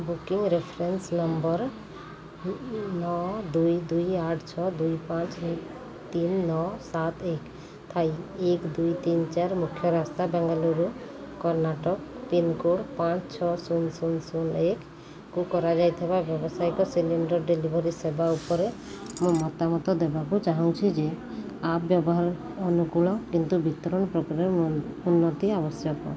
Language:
Odia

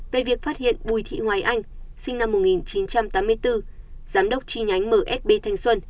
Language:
Vietnamese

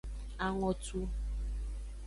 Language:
Aja (Benin)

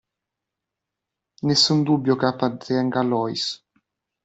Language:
Italian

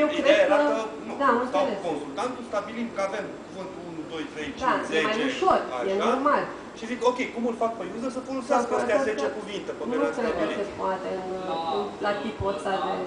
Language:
Romanian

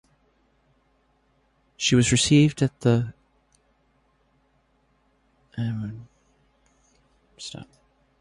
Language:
English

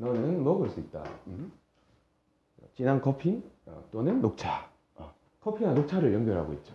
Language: Korean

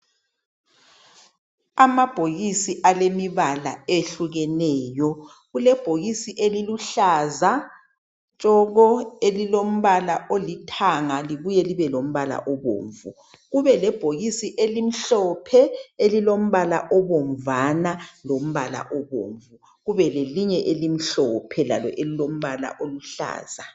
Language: North Ndebele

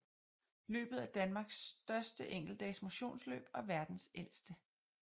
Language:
Danish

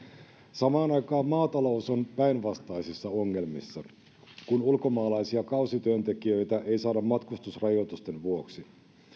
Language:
Finnish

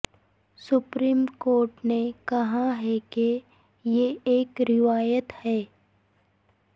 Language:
Urdu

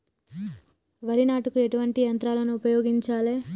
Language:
Telugu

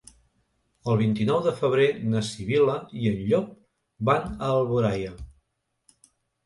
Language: Catalan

